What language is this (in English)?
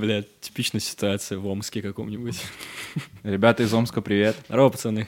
Russian